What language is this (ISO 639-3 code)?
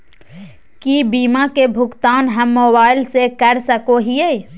mag